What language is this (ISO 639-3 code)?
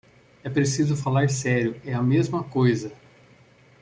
por